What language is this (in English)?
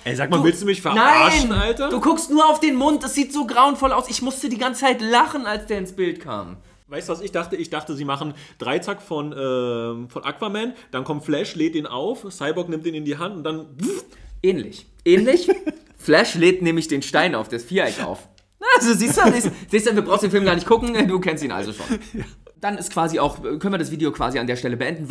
German